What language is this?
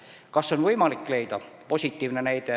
Estonian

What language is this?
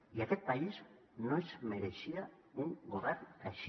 Catalan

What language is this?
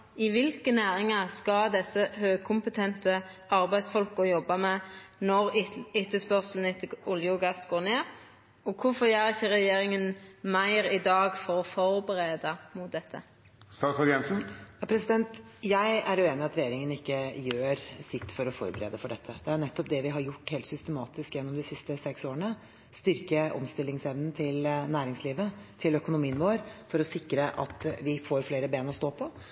Norwegian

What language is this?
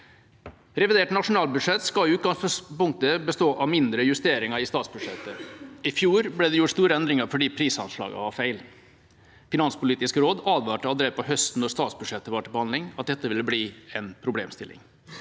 Norwegian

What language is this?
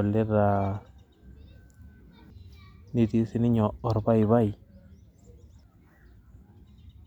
Masai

